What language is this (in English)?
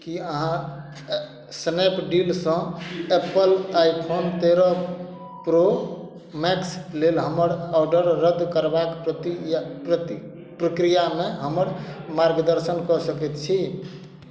Maithili